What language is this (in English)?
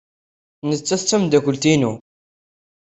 Kabyle